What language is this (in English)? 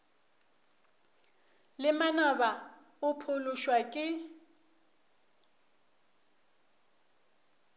Northern Sotho